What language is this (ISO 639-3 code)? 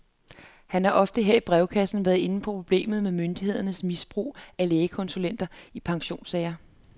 dan